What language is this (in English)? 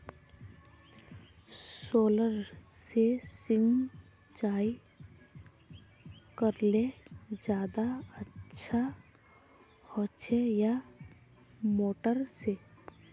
Magahi